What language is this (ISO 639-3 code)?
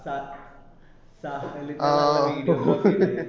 mal